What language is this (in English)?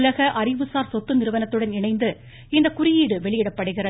Tamil